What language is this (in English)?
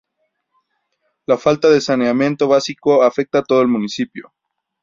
Spanish